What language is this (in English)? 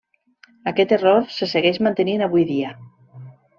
Catalan